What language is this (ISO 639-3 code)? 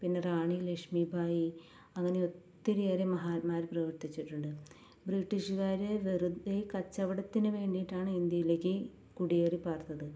mal